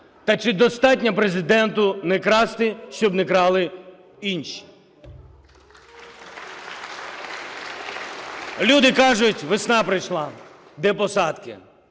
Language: Ukrainian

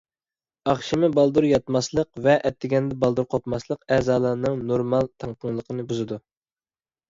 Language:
Uyghur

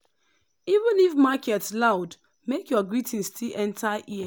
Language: Nigerian Pidgin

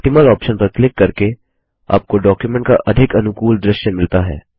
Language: Hindi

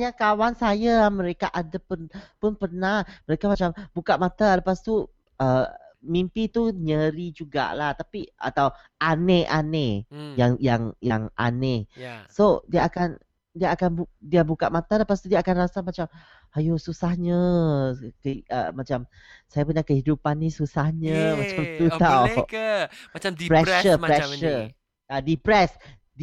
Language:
Malay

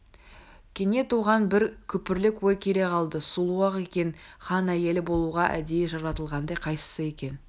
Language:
Kazakh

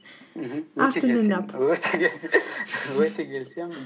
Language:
Kazakh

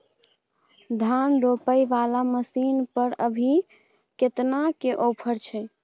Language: Maithili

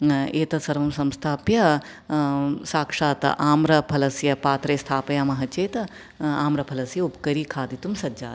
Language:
Sanskrit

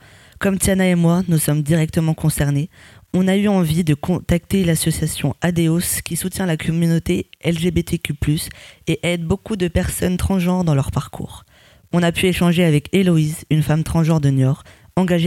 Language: French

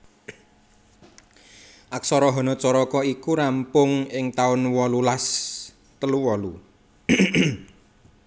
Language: Javanese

